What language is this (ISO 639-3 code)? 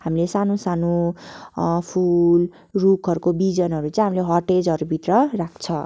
nep